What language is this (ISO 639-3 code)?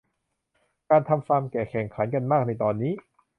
tha